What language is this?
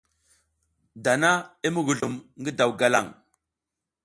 South Giziga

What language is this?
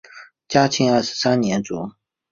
Chinese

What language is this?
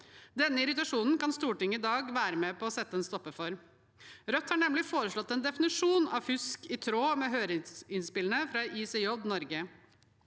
Norwegian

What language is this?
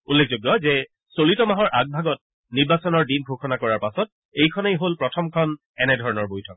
Assamese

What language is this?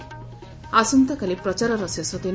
Odia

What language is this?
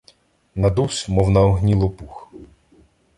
Ukrainian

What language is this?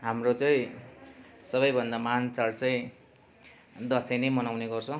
Nepali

